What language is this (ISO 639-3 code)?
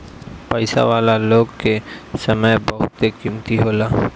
bho